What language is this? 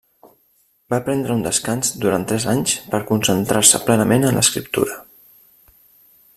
Catalan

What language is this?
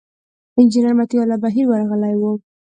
Pashto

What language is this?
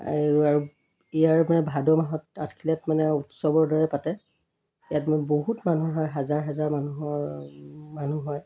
Assamese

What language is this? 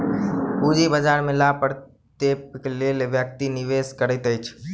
Maithili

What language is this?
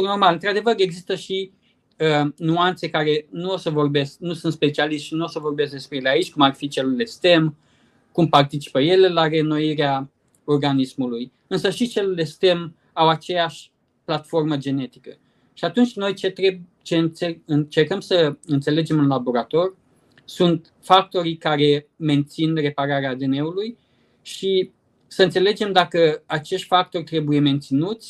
Romanian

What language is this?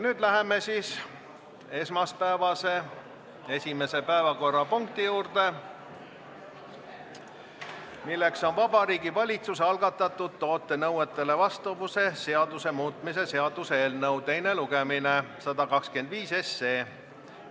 Estonian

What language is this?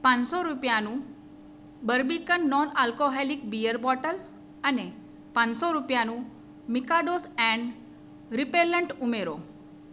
Gujarati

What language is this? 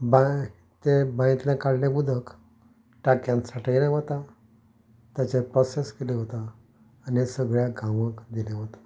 Konkani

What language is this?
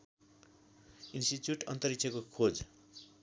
Nepali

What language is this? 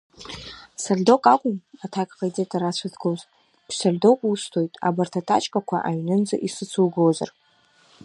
Abkhazian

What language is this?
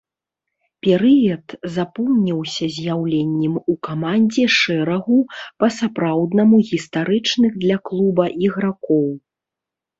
Belarusian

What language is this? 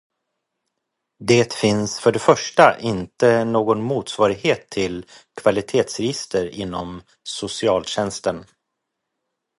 Swedish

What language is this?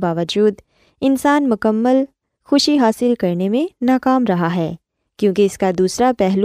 Urdu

